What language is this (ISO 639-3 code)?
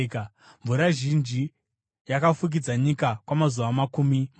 sna